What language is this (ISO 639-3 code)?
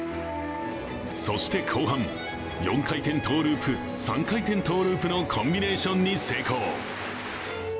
jpn